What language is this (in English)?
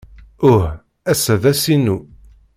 Kabyle